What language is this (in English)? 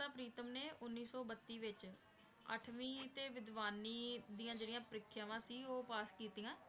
Punjabi